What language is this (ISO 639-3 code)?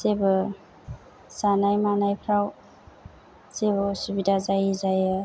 brx